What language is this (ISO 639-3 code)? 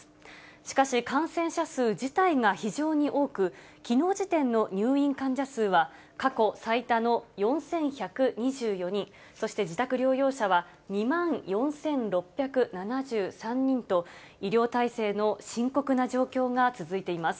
jpn